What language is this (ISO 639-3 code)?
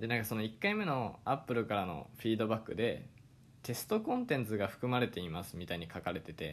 jpn